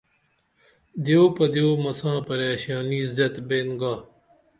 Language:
Dameli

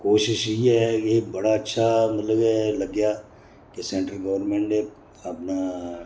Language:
Dogri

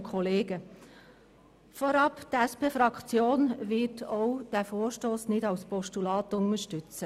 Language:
Swiss German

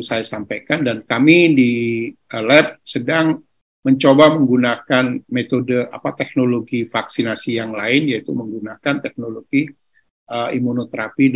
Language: Indonesian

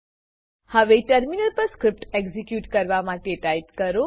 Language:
Gujarati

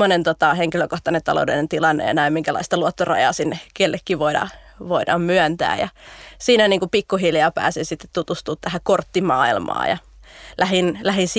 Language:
Finnish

